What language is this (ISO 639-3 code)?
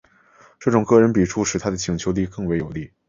zho